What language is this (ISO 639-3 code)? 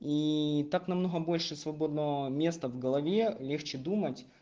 rus